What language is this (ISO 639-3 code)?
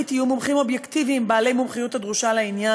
heb